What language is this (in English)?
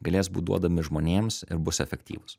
Lithuanian